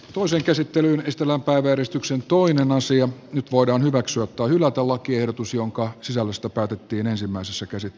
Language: Finnish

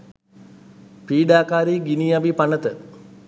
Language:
Sinhala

